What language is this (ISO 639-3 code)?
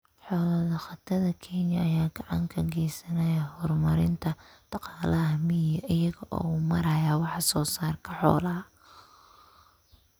som